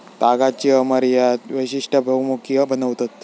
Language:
Marathi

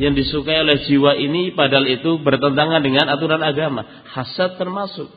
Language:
Indonesian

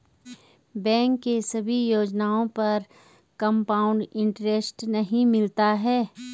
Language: Hindi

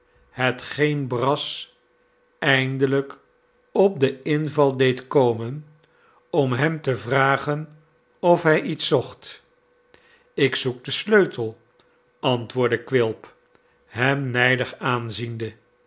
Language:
Dutch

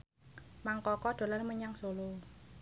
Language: Javanese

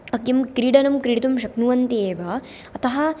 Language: Sanskrit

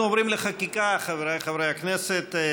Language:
Hebrew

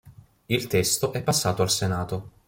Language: Italian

